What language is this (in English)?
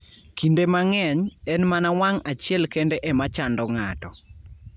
Luo (Kenya and Tanzania)